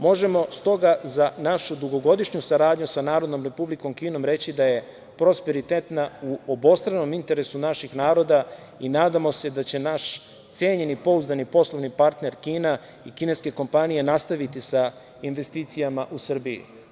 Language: Serbian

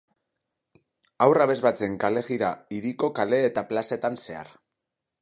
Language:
Basque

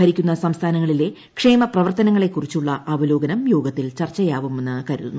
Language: Malayalam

